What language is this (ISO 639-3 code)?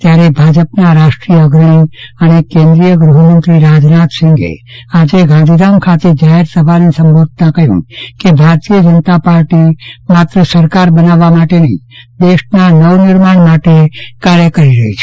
guj